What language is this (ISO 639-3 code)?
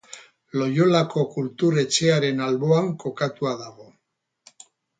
eus